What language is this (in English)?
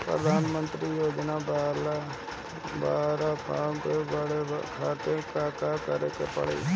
Bhojpuri